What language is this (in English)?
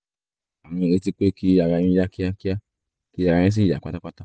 Yoruba